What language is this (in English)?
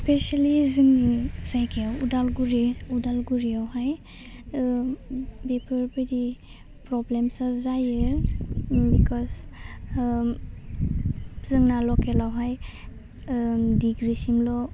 Bodo